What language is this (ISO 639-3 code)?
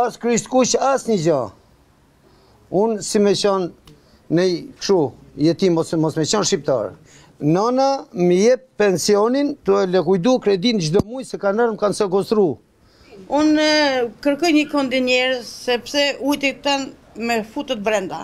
ron